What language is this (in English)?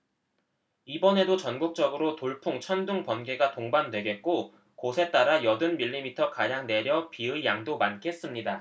Korean